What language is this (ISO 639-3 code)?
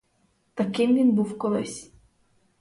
ukr